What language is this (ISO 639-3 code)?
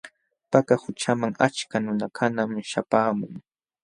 qxw